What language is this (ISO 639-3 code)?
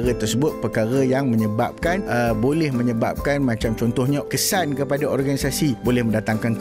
msa